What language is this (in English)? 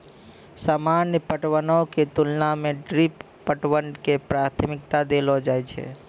Maithili